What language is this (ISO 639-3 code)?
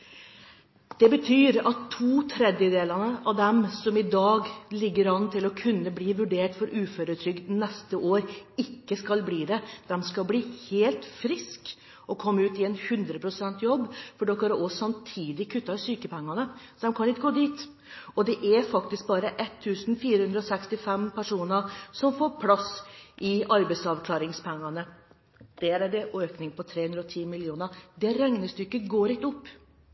nob